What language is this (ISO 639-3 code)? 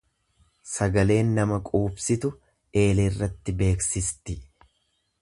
orm